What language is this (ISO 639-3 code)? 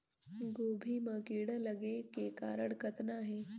hne